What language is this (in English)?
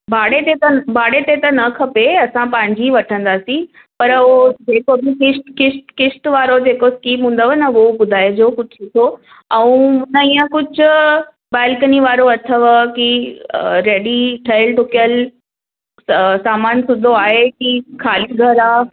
Sindhi